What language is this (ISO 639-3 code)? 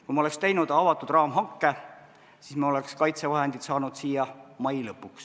est